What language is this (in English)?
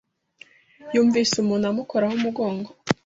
Kinyarwanda